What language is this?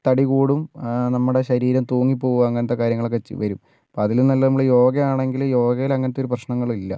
Malayalam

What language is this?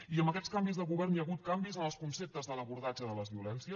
Catalan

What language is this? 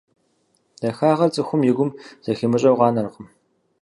Kabardian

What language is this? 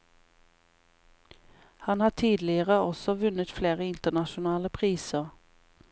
Norwegian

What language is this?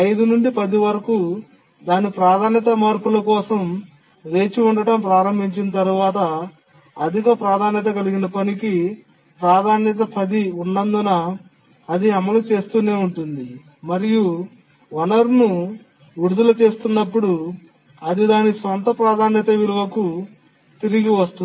Telugu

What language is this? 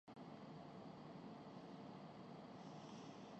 Urdu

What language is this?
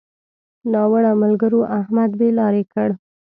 Pashto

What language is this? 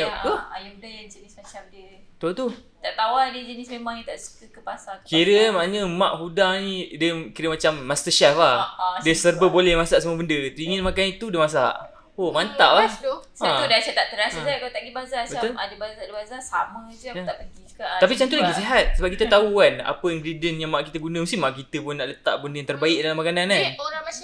Malay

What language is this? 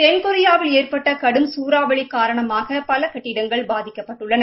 Tamil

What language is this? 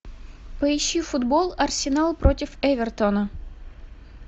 Russian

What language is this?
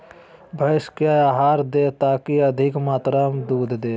Magahi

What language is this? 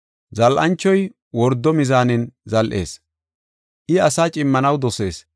Gofa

